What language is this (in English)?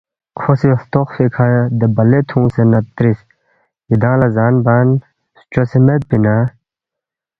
Balti